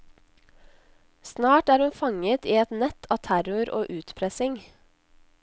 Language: Norwegian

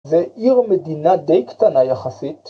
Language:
Hebrew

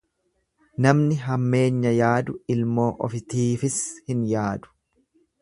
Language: Oromo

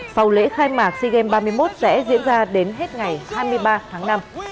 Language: Vietnamese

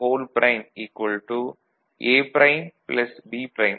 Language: Tamil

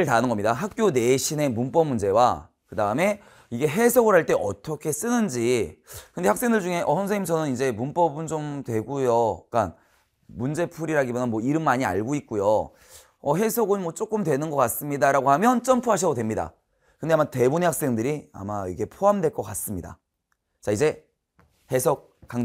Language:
Korean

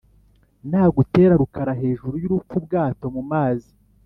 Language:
Kinyarwanda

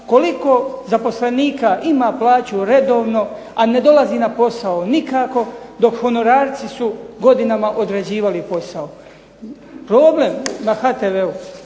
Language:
Croatian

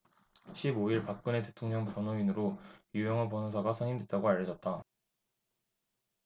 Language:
Korean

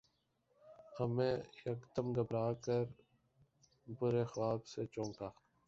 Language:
Urdu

